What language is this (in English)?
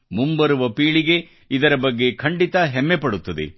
Kannada